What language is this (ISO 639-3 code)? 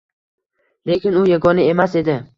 uzb